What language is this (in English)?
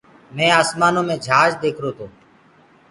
Gurgula